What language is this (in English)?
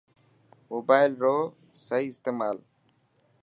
Dhatki